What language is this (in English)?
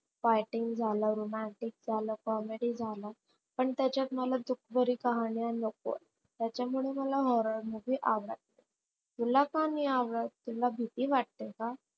Marathi